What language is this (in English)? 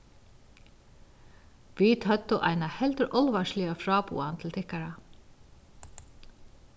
Faroese